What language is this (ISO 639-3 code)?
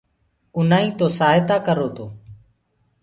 ggg